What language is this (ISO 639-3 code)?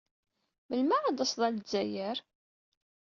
kab